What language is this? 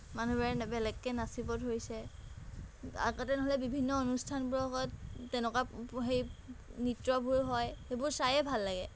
Assamese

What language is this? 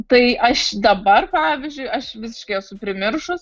Lithuanian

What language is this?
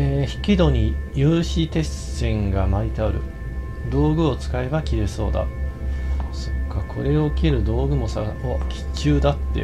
Japanese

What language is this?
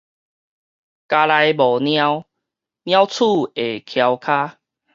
Min Nan Chinese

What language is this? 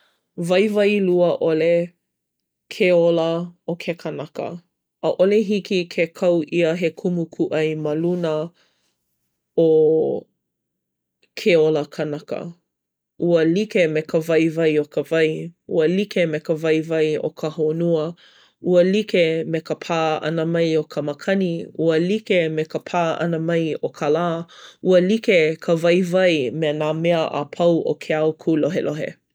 Hawaiian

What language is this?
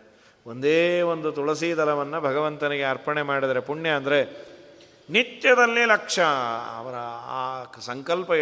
Kannada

